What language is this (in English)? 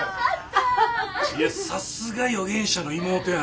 Japanese